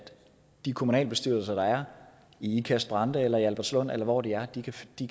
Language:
Danish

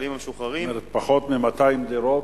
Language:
Hebrew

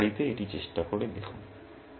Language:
Bangla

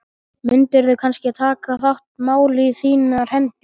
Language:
Icelandic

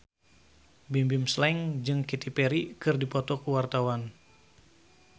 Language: Sundanese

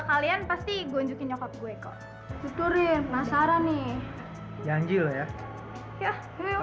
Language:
Indonesian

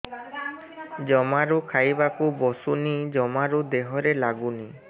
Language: Odia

